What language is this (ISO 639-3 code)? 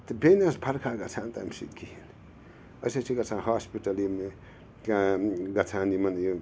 kas